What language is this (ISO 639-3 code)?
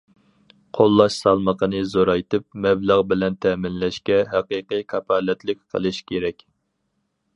uig